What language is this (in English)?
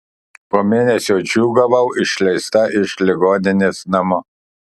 Lithuanian